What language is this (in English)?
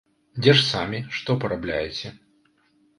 Belarusian